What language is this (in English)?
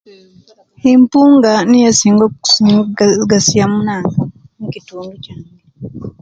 Kenyi